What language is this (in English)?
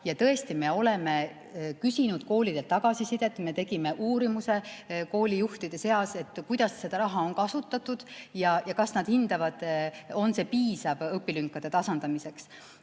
Estonian